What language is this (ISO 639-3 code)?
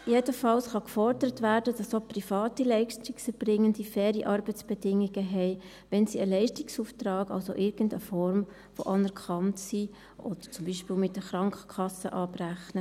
gsw